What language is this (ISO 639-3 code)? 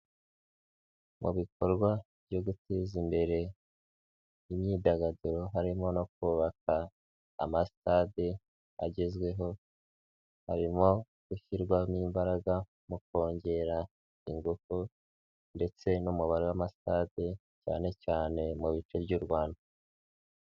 kin